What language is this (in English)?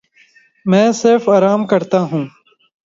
Urdu